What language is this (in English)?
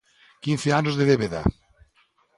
Galician